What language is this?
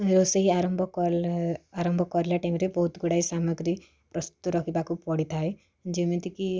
Odia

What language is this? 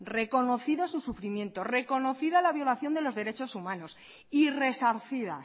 Spanish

